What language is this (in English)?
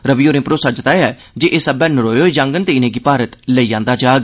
Dogri